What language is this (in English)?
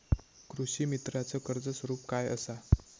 Marathi